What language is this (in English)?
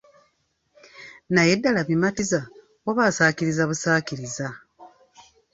Ganda